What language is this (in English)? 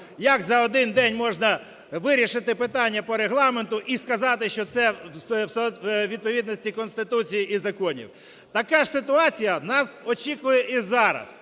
Ukrainian